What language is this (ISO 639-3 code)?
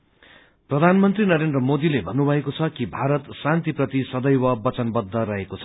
nep